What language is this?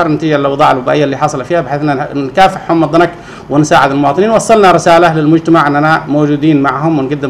Arabic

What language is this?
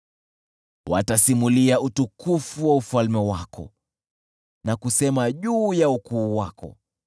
Swahili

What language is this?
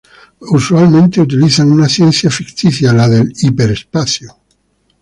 Spanish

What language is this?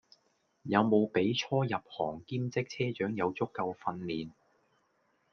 Cantonese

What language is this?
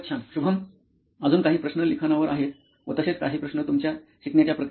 Marathi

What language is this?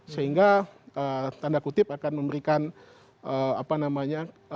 Indonesian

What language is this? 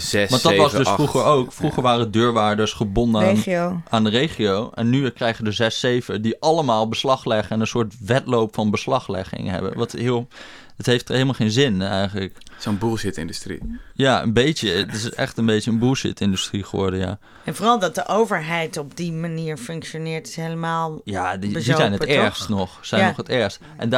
Dutch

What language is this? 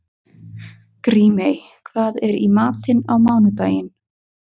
Icelandic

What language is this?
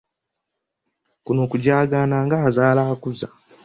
Ganda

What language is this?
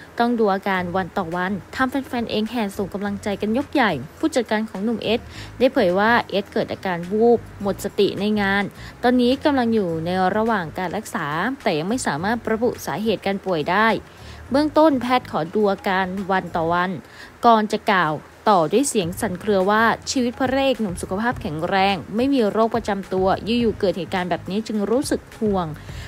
Thai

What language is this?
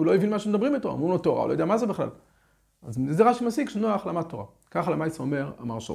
Hebrew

